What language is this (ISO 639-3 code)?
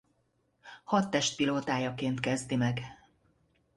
hun